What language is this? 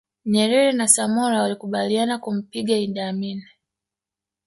Swahili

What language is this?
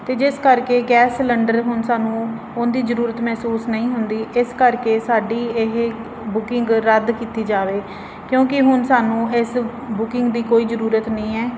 Punjabi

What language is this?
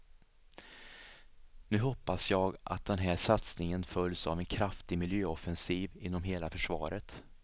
Swedish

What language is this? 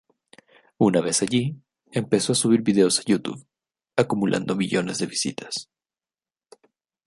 Spanish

